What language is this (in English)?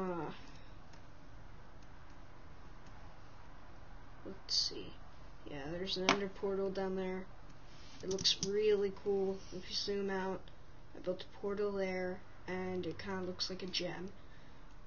English